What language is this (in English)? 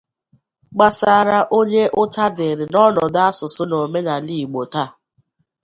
Igbo